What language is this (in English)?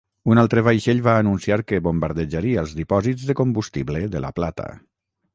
Catalan